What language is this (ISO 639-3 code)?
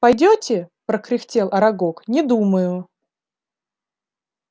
rus